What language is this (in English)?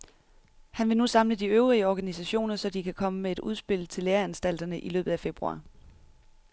Danish